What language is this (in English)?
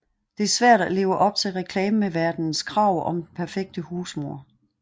Danish